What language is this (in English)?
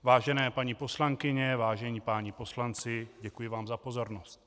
Czech